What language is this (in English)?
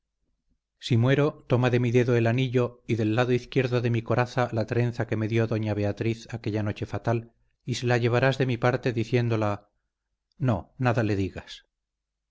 Spanish